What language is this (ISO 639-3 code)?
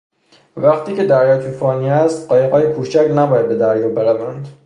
fas